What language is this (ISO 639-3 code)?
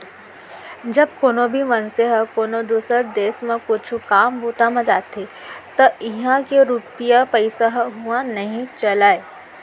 hne